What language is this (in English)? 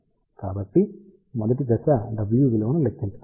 Telugu